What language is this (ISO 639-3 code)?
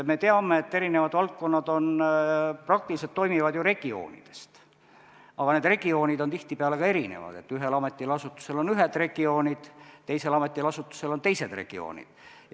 est